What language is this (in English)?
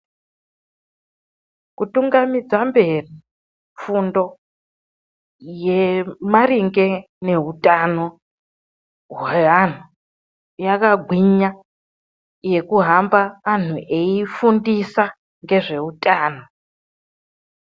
Ndau